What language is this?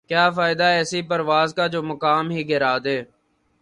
Urdu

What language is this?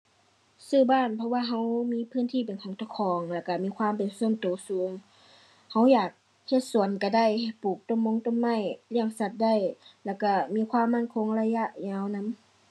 Thai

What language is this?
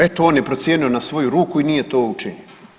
Croatian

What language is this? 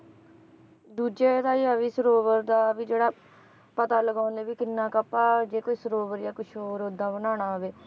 Punjabi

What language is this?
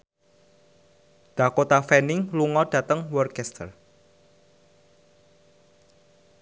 Javanese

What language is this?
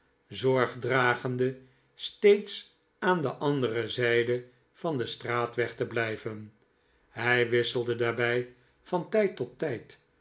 Dutch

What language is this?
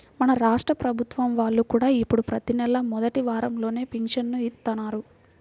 Telugu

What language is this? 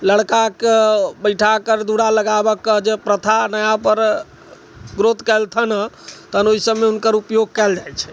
Maithili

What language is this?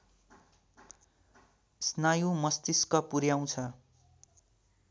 Nepali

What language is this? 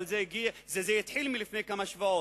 Hebrew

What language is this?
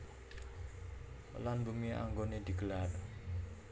Javanese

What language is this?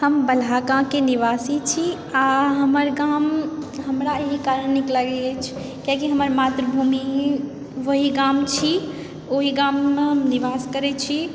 Maithili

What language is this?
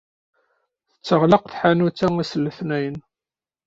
Kabyle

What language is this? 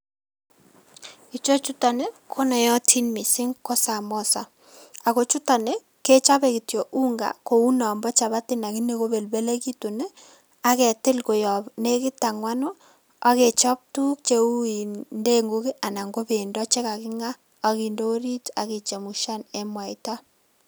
Kalenjin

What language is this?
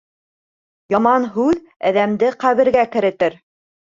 Bashkir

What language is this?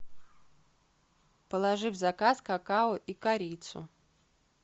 Russian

